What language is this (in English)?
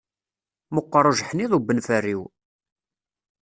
Kabyle